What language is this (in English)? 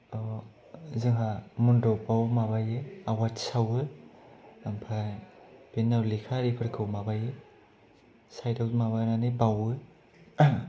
Bodo